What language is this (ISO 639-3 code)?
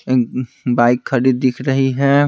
hin